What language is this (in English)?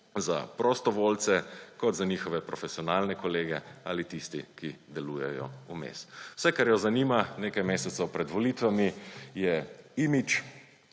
Slovenian